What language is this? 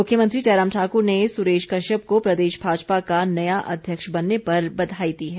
Hindi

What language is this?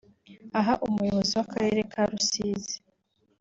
Kinyarwanda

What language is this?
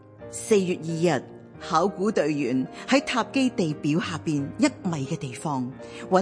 Chinese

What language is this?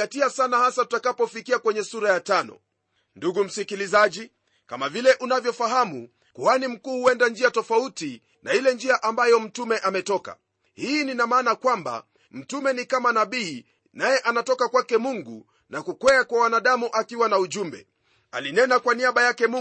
Swahili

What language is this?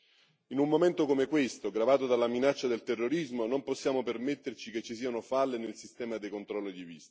Italian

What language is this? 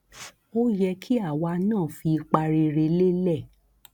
Yoruba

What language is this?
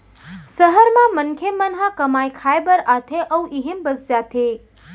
Chhattisgarhi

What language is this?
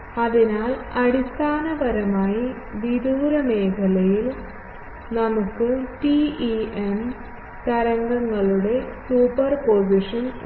Malayalam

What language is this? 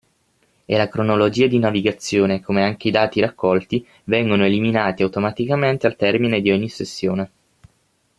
Italian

